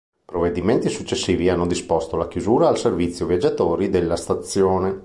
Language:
Italian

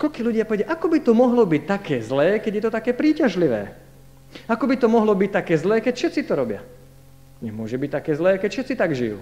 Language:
Slovak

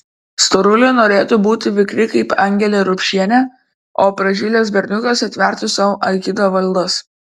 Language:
Lithuanian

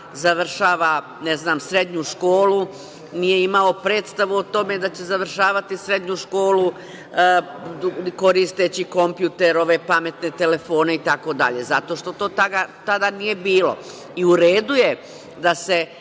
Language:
Serbian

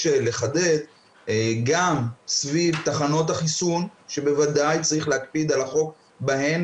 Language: Hebrew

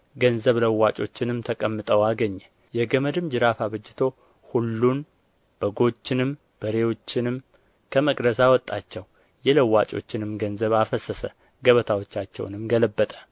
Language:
Amharic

